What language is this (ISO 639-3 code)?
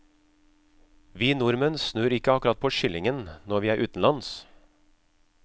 nor